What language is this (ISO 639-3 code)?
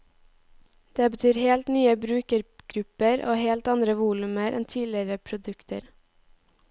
nor